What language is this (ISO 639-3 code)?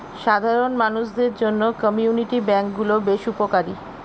ben